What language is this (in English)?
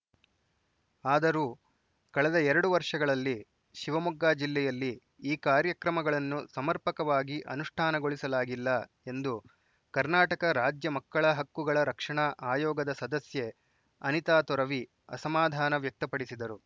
Kannada